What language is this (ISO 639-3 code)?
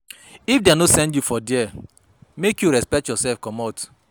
pcm